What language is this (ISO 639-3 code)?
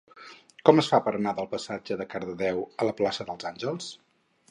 cat